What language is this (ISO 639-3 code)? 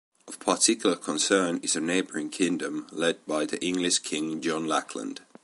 eng